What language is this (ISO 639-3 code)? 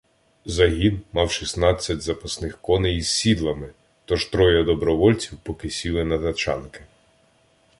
ukr